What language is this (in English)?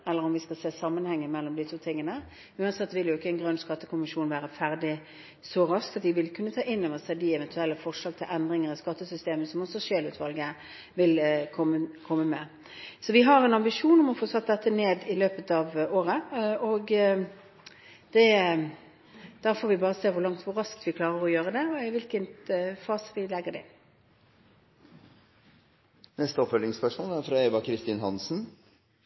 Norwegian